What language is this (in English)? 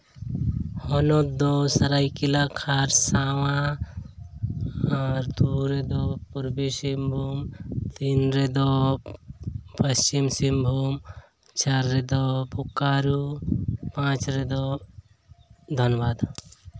Santali